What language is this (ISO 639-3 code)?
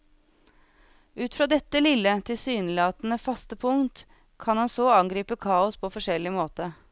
nor